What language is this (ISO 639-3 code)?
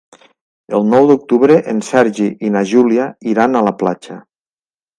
cat